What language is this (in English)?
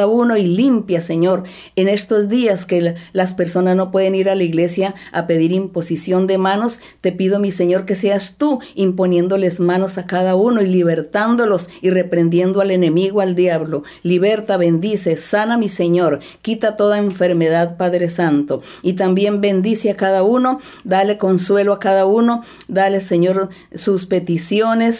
Spanish